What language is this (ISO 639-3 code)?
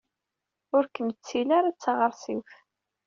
kab